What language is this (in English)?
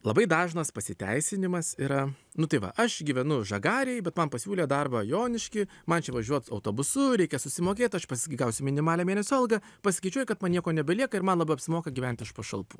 Lithuanian